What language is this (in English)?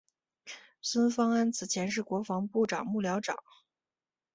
Chinese